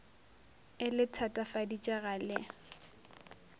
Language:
Northern Sotho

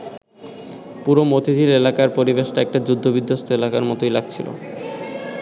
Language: Bangla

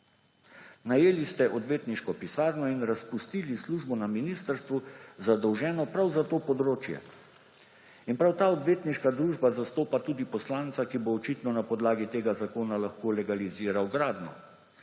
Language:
Slovenian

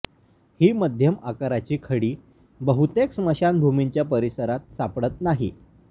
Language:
Marathi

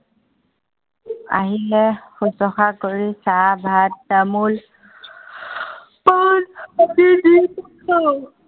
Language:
Assamese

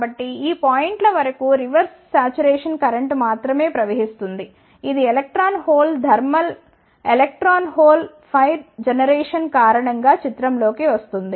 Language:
Telugu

